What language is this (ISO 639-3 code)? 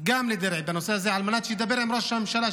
heb